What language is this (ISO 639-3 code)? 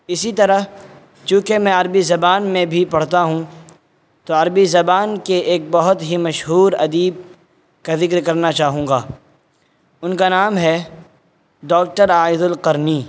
urd